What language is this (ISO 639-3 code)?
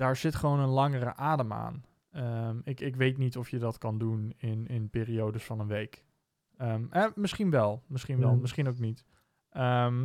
nld